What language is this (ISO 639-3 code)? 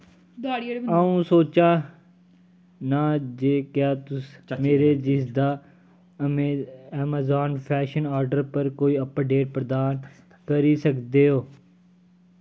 doi